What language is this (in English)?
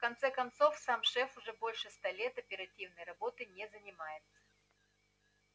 Russian